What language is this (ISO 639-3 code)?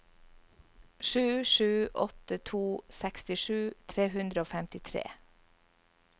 nor